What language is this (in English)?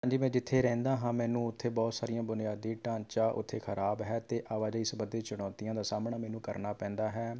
Punjabi